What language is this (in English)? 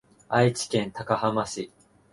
Japanese